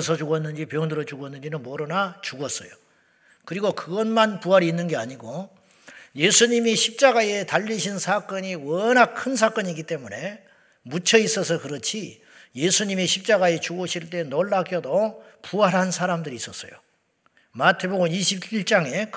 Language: Korean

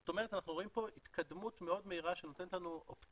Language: Hebrew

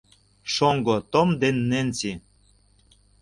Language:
Mari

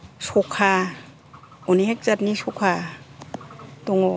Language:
Bodo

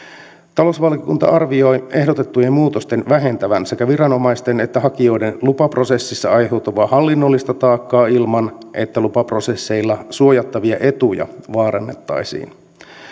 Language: Finnish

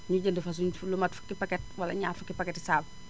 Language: Wolof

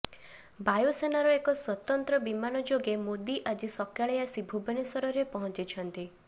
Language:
Odia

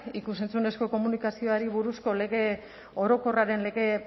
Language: Basque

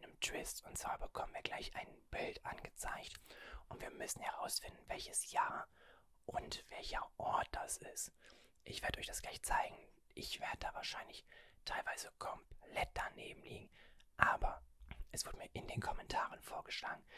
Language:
German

